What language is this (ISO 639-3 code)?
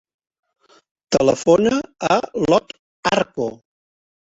cat